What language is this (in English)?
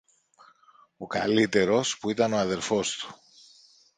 Greek